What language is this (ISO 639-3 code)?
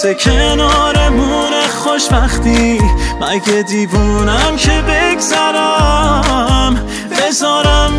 fas